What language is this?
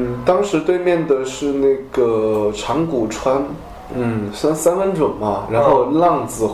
Chinese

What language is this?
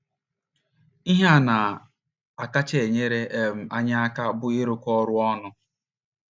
Igbo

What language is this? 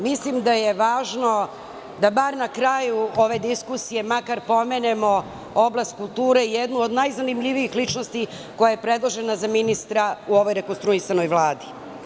Serbian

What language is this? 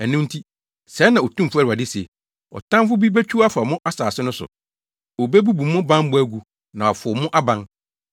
Akan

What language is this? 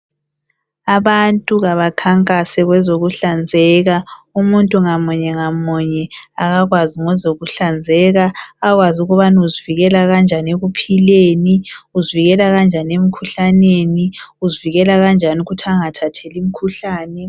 North Ndebele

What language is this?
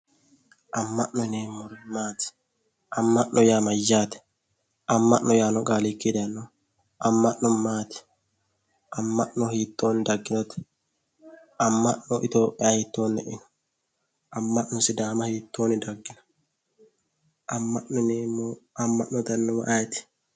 Sidamo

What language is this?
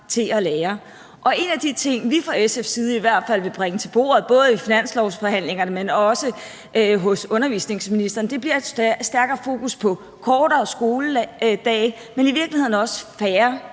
Danish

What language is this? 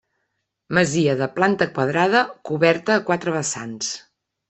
Catalan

